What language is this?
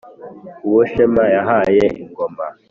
Kinyarwanda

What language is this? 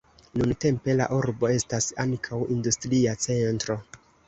Esperanto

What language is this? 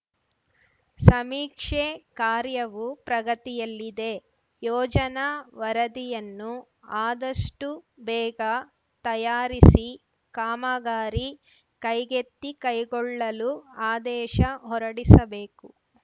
Kannada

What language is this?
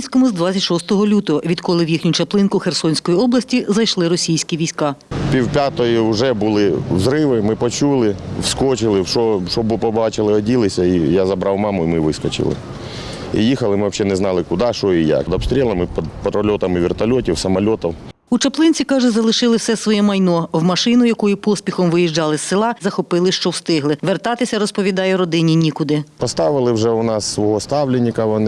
Ukrainian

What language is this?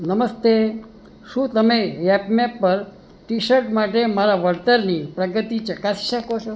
Gujarati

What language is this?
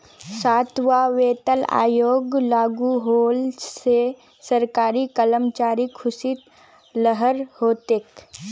Magahi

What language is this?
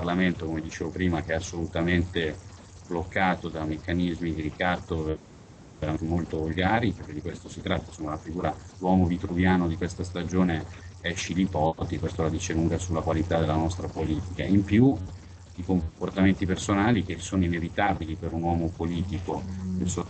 Italian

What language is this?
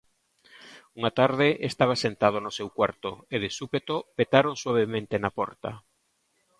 Galician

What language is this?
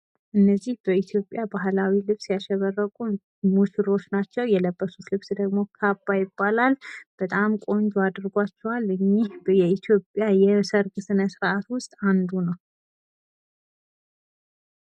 Amharic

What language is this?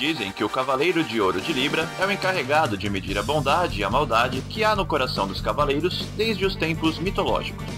Portuguese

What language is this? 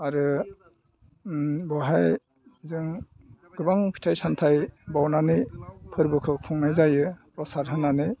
Bodo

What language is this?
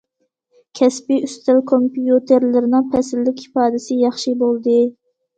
Uyghur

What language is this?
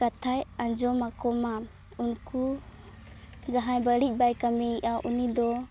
Santali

